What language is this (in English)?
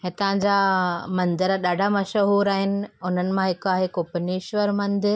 Sindhi